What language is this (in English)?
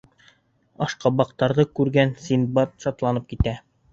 Bashkir